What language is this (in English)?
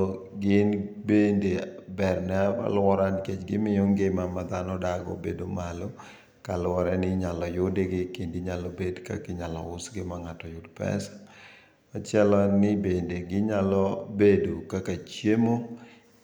Luo (Kenya and Tanzania)